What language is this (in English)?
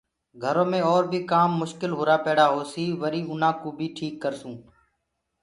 Gurgula